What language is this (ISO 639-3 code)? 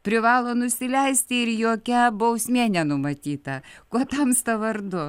lit